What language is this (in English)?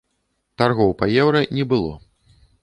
Belarusian